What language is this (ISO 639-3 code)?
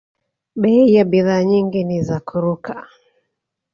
swa